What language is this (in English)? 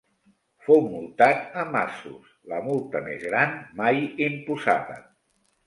Catalan